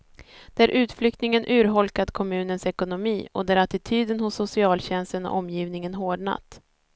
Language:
Swedish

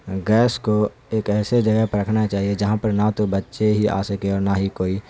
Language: Urdu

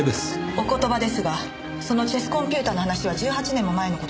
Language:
Japanese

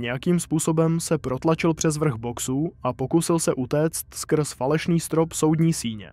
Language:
Czech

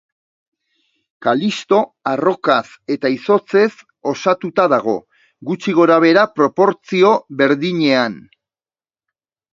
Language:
Basque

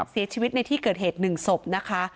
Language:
Thai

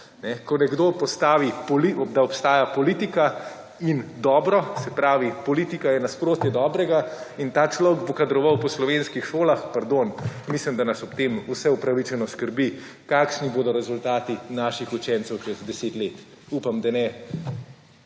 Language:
Slovenian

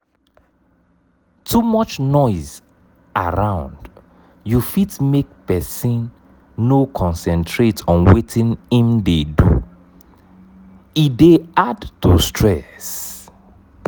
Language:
Nigerian Pidgin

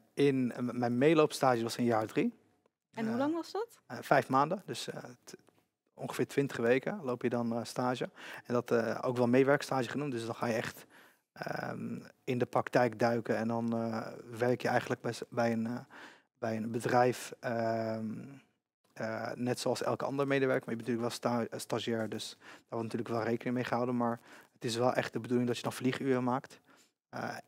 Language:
Dutch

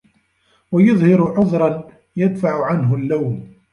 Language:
Arabic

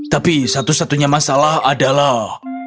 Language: Indonesian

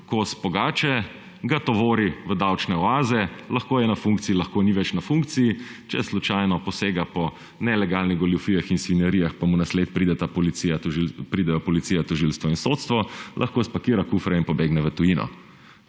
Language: Slovenian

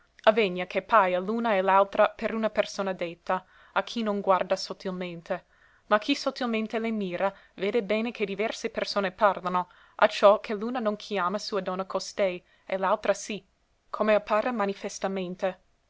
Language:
Italian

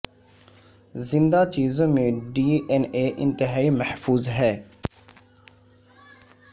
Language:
Urdu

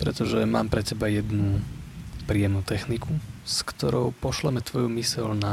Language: Slovak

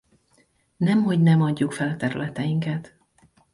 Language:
Hungarian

